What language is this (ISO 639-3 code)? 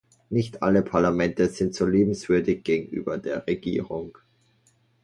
deu